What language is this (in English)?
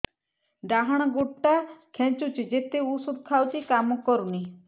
Odia